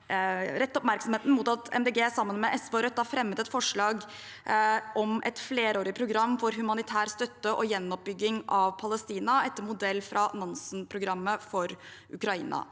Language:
Norwegian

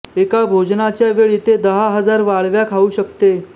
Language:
Marathi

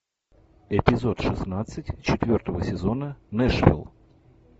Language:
Russian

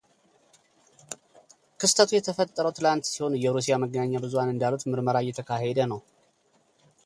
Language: Amharic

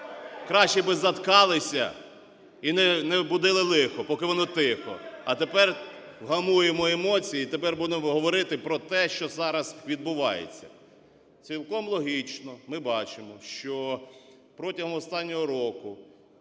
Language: Ukrainian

